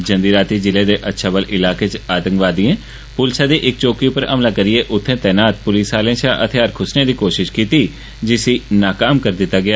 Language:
Dogri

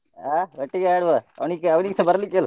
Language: Kannada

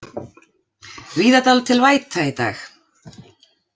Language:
Icelandic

